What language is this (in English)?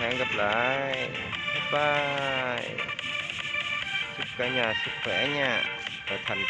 Vietnamese